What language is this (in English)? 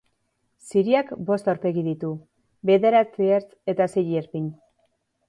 Basque